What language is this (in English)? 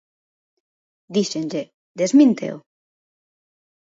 Galician